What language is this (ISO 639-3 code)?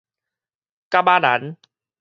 nan